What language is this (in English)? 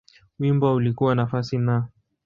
Swahili